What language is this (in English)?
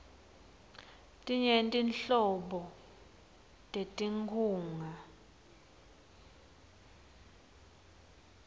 Swati